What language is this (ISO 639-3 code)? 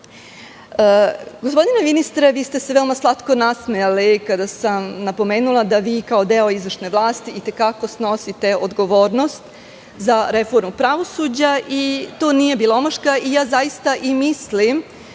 srp